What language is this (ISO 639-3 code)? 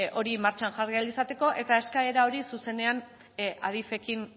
eus